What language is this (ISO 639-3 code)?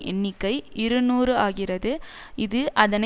tam